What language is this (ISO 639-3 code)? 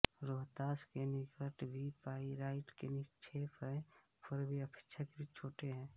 hin